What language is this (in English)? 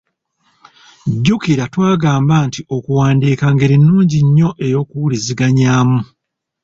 Ganda